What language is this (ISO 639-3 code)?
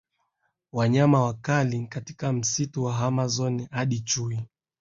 swa